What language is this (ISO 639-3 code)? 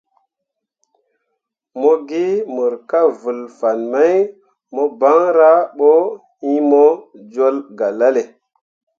mua